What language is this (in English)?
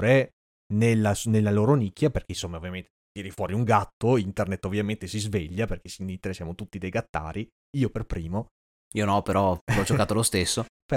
Italian